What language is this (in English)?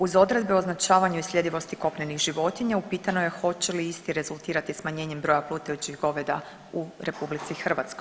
Croatian